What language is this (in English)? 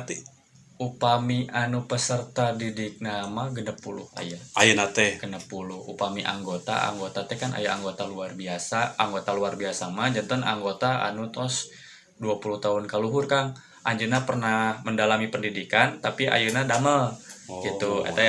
Indonesian